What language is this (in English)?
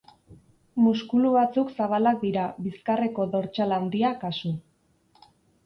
Basque